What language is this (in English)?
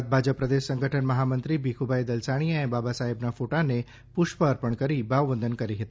Gujarati